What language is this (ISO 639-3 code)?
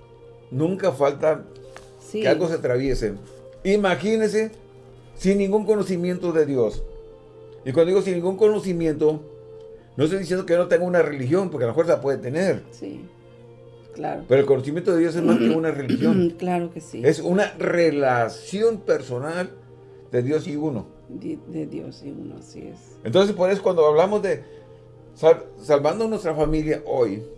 spa